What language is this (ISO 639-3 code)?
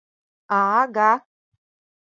chm